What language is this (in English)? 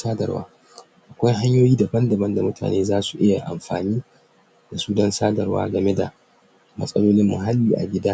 Hausa